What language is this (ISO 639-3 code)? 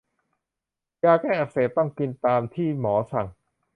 tha